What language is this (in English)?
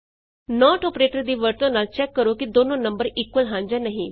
Punjabi